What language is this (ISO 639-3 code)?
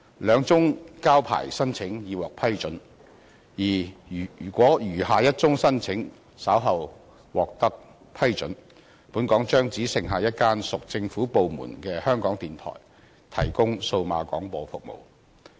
yue